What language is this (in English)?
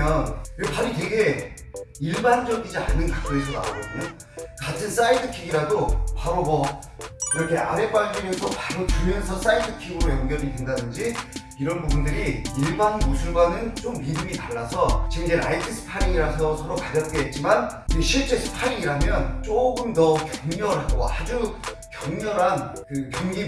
Korean